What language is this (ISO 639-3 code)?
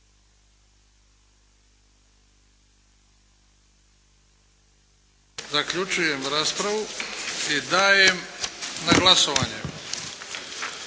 hrv